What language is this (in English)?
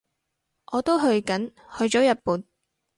Cantonese